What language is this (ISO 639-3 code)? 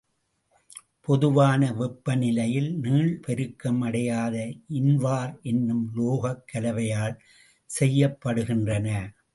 tam